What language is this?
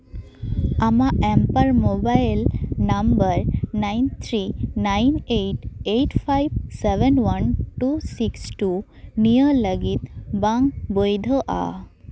Santali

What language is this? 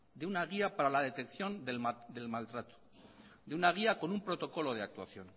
Spanish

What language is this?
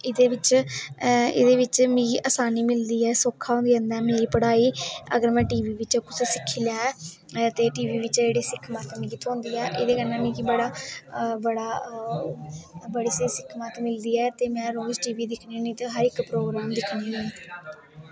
Dogri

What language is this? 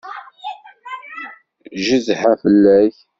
Kabyle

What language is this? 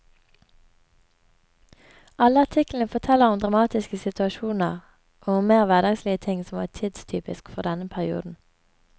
Norwegian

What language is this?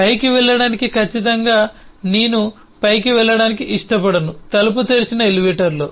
Telugu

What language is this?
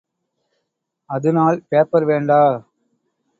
Tamil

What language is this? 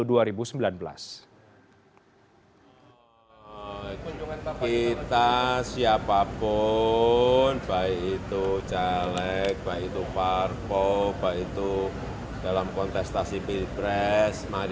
Indonesian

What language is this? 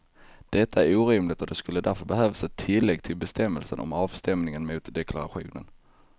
Swedish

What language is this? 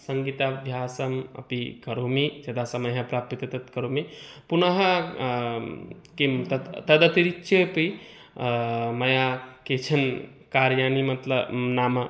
Sanskrit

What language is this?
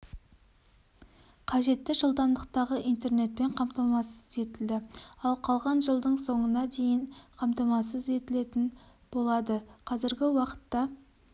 Kazakh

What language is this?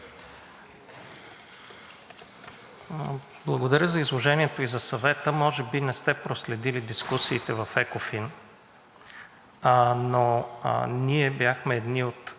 Bulgarian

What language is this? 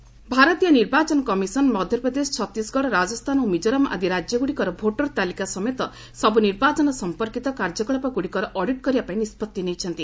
Odia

